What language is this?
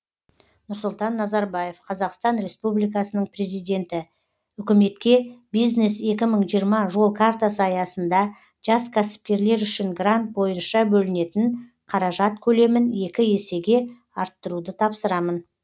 Kazakh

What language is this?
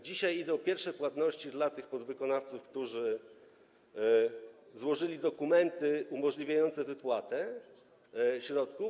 Polish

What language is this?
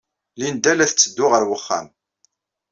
Kabyle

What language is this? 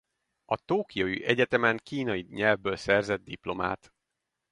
Hungarian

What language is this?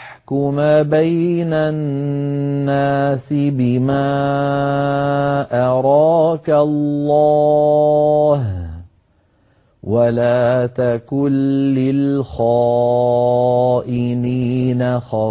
Arabic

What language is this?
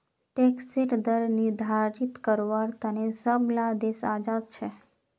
Magahi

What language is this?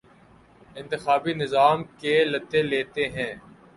Urdu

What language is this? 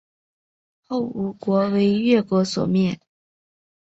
Chinese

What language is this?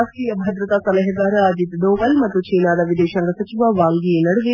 Kannada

